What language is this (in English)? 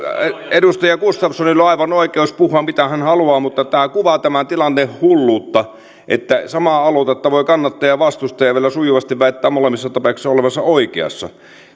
Finnish